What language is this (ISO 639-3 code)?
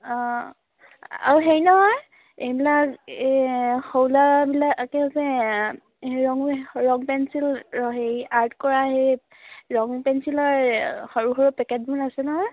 asm